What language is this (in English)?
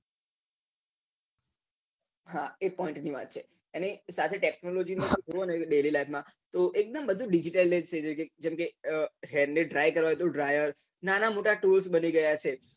Gujarati